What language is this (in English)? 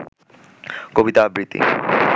Bangla